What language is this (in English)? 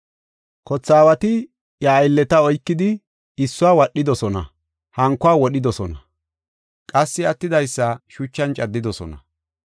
Gofa